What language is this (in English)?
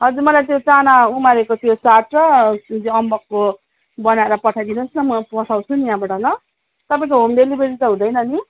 Nepali